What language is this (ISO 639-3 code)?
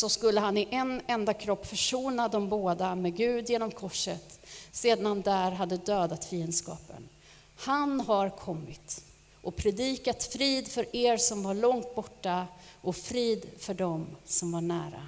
swe